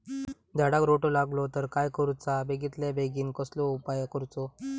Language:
Marathi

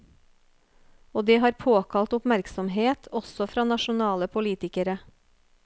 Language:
Norwegian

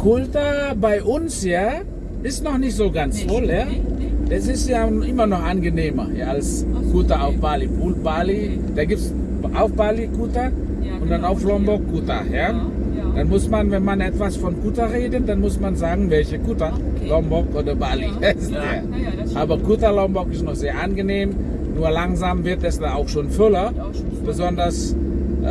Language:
German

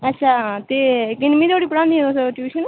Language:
Dogri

